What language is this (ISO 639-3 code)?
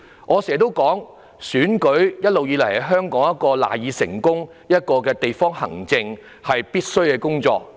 yue